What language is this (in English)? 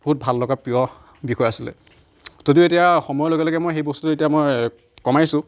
Assamese